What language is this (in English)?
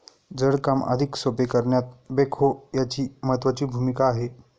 Marathi